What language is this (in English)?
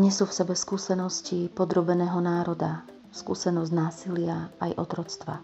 Slovak